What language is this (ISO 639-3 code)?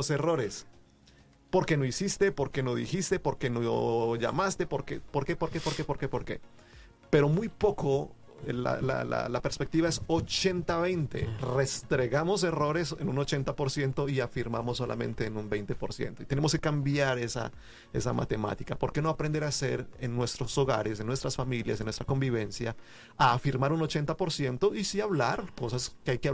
spa